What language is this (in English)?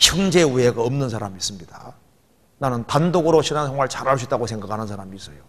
Korean